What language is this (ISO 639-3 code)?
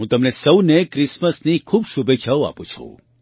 guj